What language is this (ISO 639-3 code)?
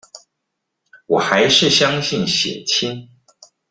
zho